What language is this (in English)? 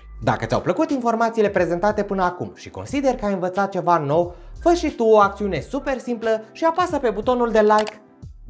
Romanian